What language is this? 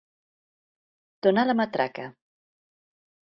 Catalan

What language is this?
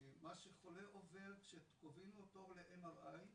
Hebrew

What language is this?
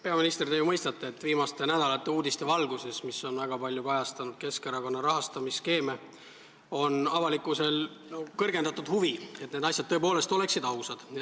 Estonian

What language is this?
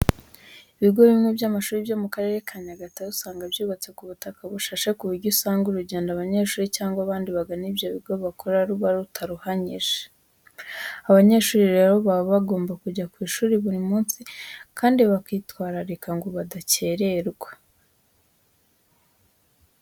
Kinyarwanda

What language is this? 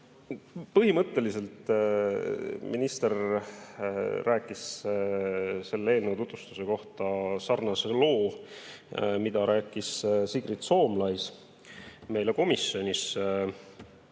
Estonian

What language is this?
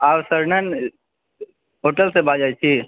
Maithili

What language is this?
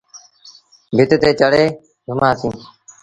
Sindhi Bhil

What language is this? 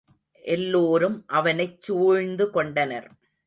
Tamil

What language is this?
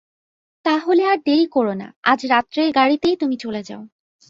Bangla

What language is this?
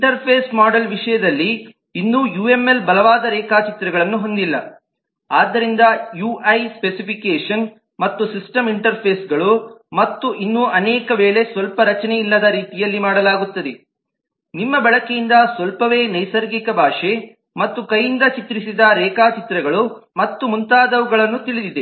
Kannada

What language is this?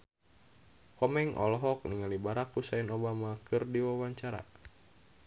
Sundanese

